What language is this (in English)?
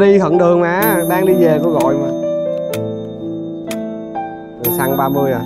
Vietnamese